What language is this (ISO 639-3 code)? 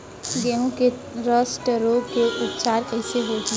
hne